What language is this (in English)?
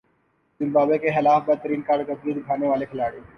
Urdu